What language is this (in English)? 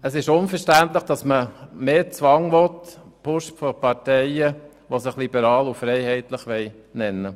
Swiss German